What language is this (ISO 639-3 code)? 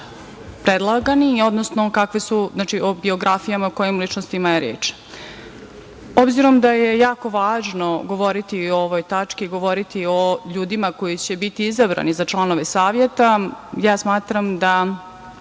srp